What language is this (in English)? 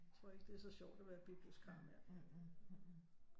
Danish